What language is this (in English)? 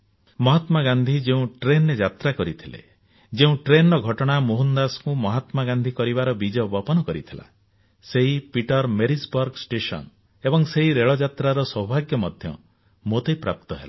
Odia